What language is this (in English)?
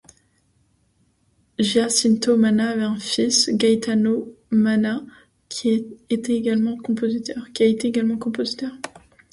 French